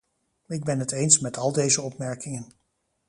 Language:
Dutch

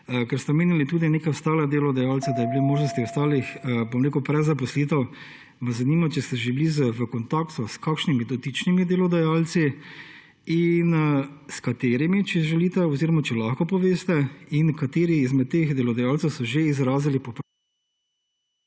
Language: Slovenian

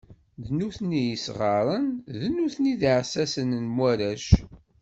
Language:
Kabyle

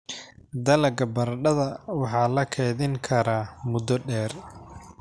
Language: Somali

